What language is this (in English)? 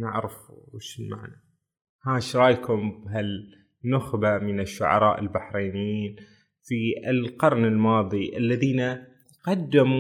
Arabic